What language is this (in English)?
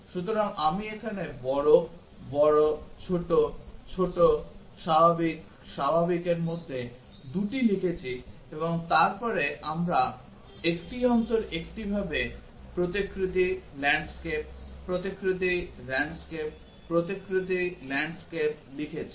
Bangla